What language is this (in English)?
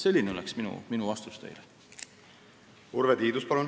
Estonian